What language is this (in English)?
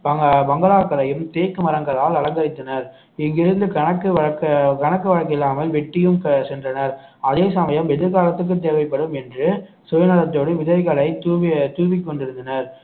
Tamil